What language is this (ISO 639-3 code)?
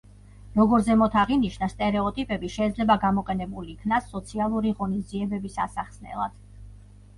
kat